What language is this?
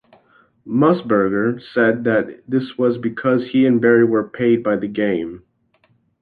English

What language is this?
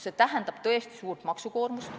Estonian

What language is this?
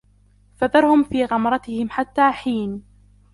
Arabic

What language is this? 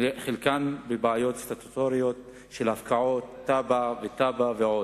Hebrew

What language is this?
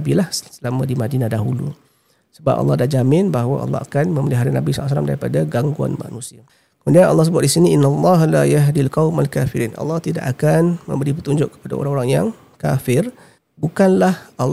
Malay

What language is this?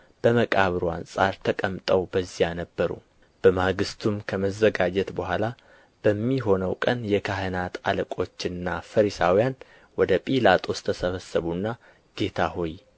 Amharic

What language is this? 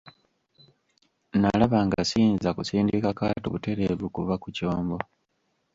Ganda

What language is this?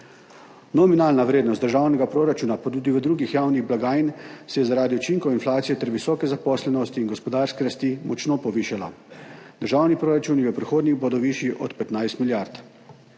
Slovenian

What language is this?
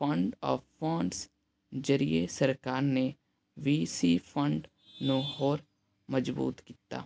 Punjabi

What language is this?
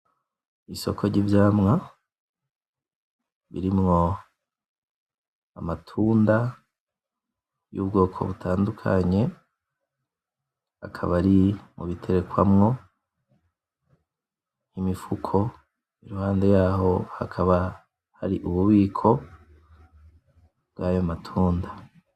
Rundi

